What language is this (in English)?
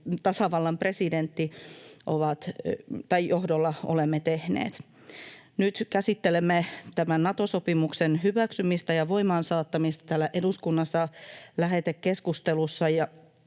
Finnish